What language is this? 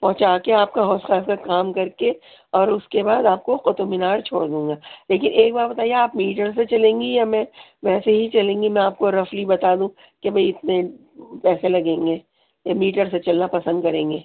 Urdu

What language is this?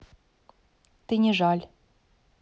Russian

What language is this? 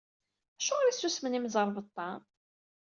Kabyle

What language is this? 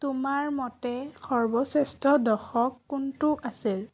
Assamese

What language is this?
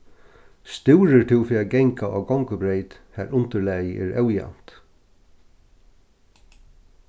Faroese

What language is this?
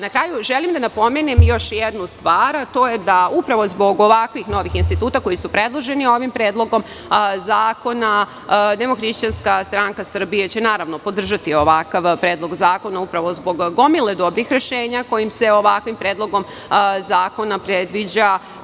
Serbian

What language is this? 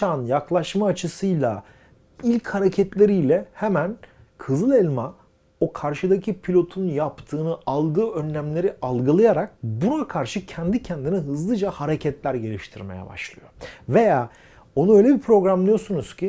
Turkish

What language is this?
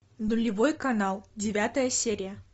Russian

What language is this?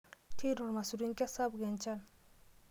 Masai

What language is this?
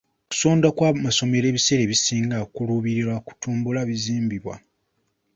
Ganda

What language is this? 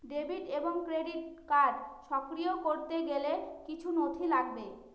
Bangla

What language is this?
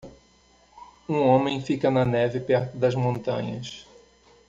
Portuguese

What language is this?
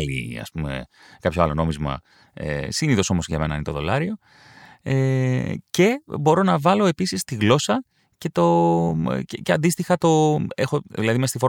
Greek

